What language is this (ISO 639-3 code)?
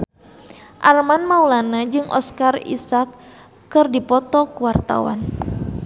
sun